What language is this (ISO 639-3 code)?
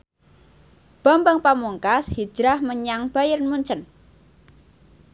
jav